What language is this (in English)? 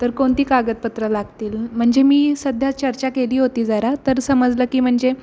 Marathi